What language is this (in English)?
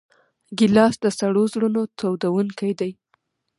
Pashto